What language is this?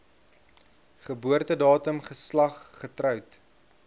Afrikaans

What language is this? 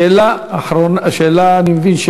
Hebrew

